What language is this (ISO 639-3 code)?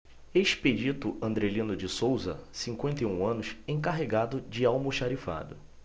por